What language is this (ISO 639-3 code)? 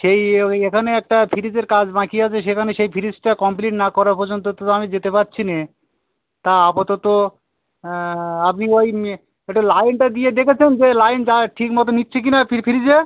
ben